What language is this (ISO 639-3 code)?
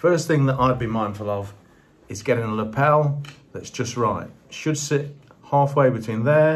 eng